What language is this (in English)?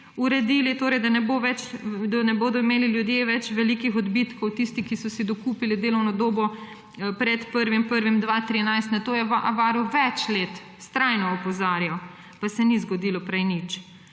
Slovenian